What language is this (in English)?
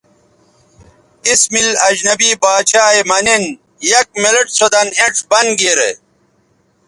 Bateri